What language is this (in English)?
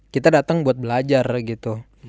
Indonesian